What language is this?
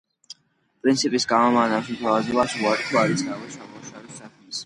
Georgian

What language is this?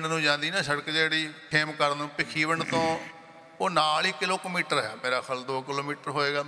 Punjabi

